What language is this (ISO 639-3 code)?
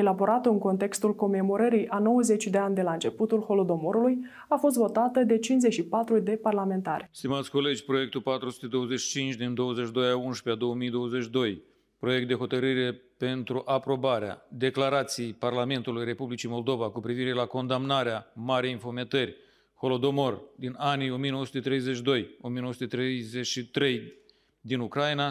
ron